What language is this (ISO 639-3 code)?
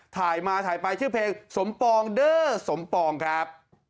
tha